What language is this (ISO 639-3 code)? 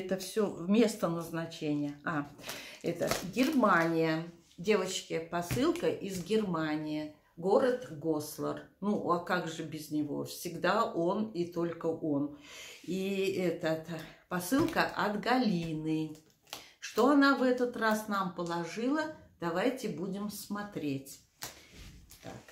rus